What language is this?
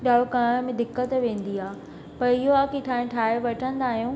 Sindhi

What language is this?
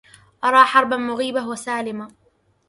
Arabic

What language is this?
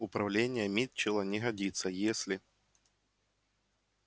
Russian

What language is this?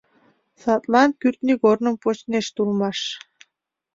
Mari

